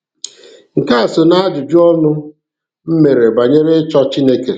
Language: Igbo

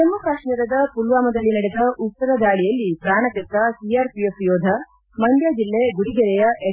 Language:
Kannada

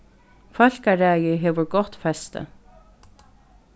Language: Faroese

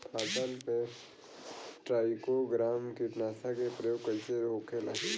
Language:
Bhojpuri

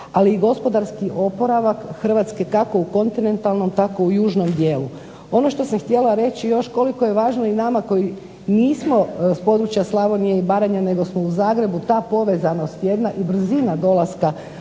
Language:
Croatian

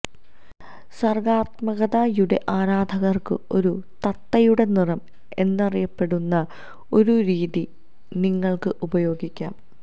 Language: Malayalam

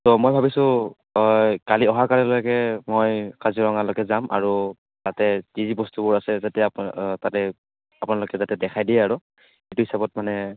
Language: Assamese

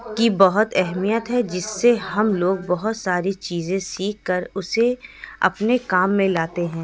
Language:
Urdu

